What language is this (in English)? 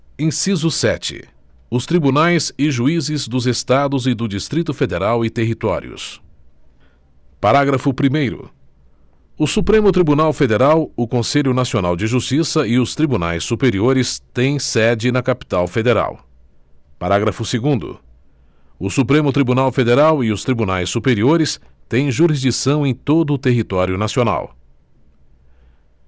Portuguese